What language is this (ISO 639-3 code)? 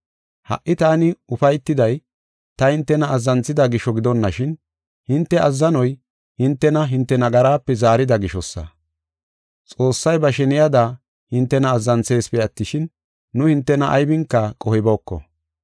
gof